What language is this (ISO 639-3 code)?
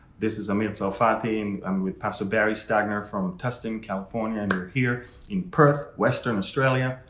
eng